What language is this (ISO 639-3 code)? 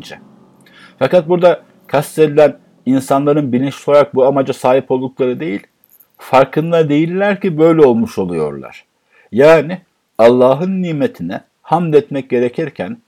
tur